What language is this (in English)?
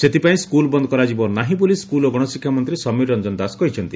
Odia